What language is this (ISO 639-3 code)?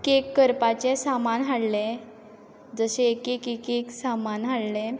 kok